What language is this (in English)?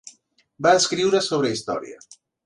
Catalan